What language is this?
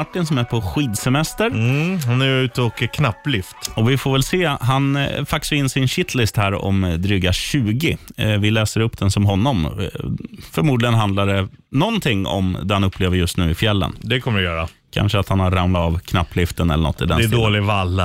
Swedish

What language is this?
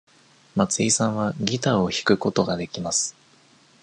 Japanese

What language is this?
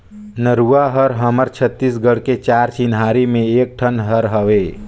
Chhattisgarhi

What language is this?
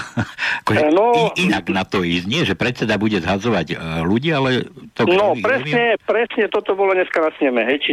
Slovak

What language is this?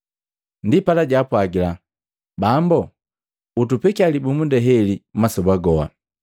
Matengo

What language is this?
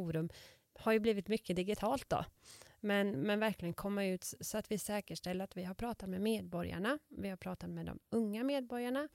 Swedish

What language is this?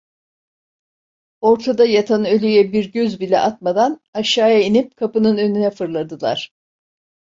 Turkish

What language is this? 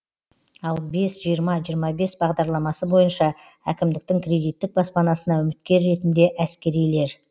Kazakh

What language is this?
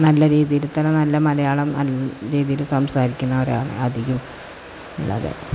Malayalam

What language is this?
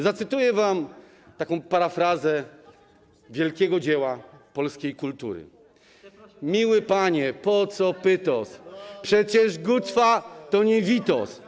Polish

